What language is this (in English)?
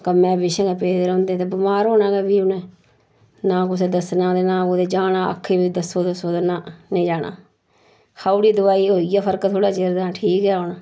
Dogri